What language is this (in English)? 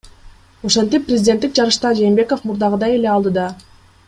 Kyrgyz